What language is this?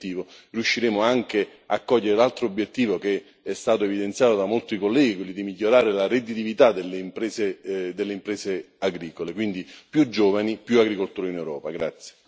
Italian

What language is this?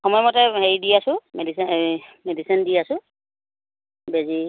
Assamese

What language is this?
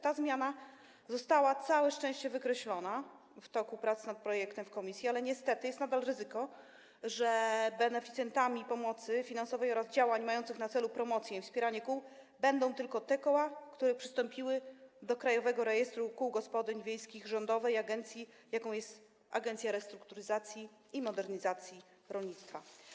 Polish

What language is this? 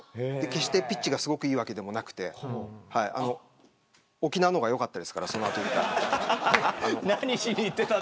Japanese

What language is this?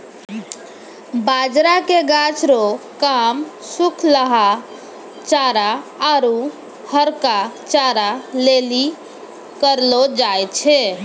Maithili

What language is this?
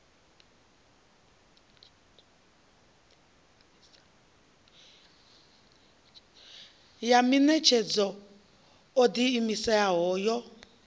Venda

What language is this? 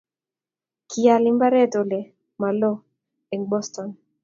Kalenjin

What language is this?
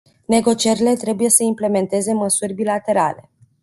Romanian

